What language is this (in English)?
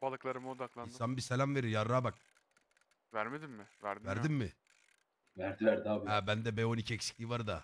Turkish